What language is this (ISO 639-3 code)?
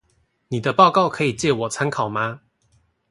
zho